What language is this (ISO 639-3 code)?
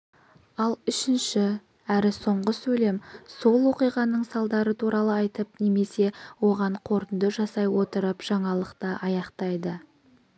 kaz